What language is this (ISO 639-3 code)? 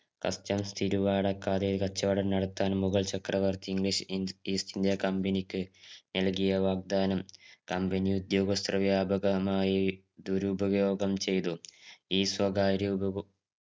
mal